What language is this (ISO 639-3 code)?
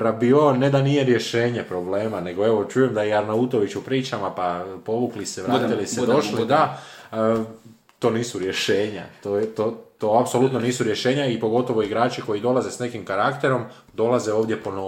hrv